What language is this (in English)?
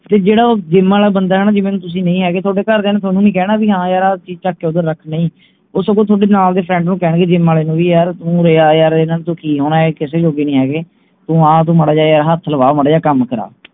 Punjabi